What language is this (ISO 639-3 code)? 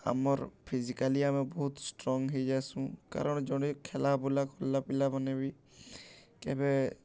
ori